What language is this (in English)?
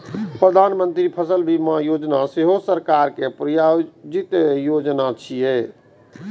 Maithili